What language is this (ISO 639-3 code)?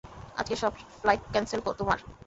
ben